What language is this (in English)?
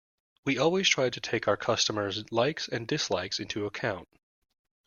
English